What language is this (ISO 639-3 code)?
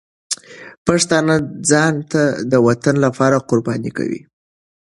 pus